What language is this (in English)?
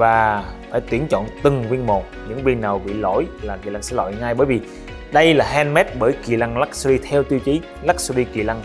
Vietnamese